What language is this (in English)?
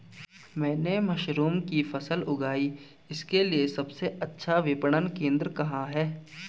Hindi